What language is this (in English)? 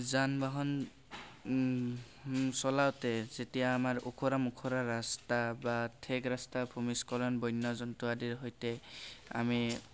Assamese